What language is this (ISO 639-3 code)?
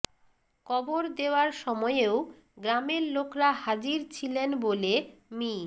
ben